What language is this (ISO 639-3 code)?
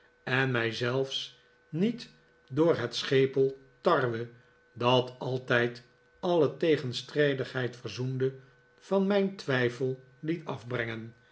nld